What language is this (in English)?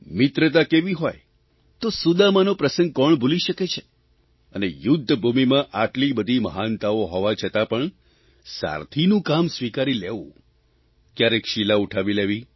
Gujarati